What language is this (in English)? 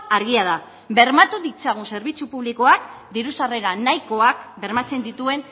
Basque